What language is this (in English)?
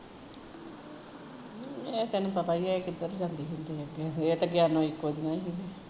Punjabi